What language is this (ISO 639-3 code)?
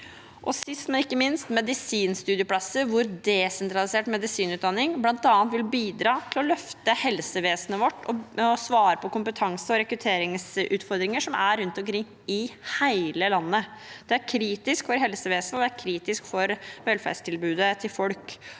nor